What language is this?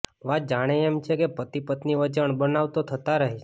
Gujarati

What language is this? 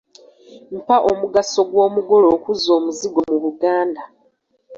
Ganda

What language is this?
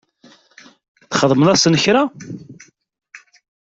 Kabyle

